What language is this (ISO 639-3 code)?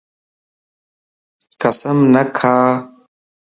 lss